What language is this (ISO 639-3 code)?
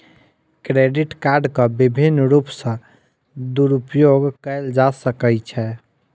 mai